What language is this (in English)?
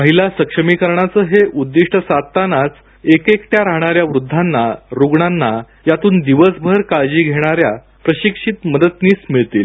Marathi